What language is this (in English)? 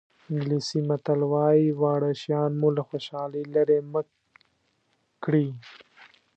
Pashto